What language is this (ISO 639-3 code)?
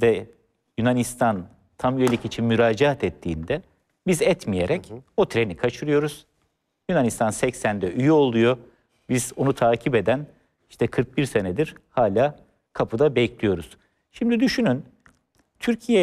tur